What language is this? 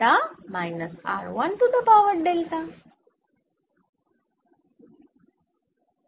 Bangla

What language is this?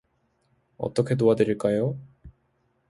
Korean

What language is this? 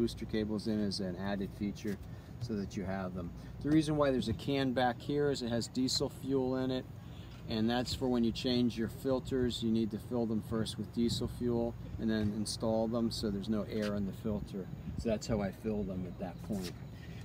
English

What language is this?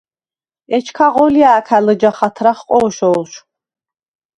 Svan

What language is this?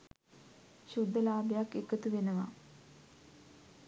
Sinhala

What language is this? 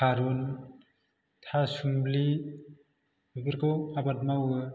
Bodo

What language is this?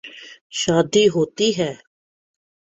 Urdu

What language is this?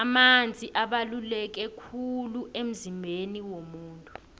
South Ndebele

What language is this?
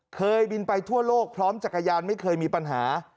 Thai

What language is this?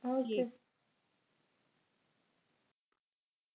Punjabi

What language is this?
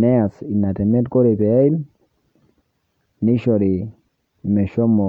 Masai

